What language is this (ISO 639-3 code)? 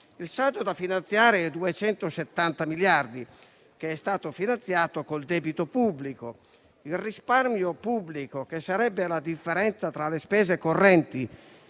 ita